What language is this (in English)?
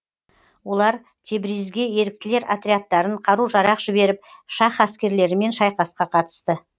Kazakh